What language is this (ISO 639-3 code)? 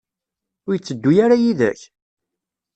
kab